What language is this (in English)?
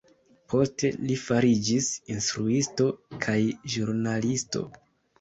Esperanto